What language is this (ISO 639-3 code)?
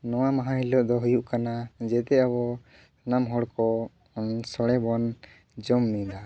sat